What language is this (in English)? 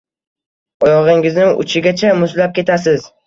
Uzbek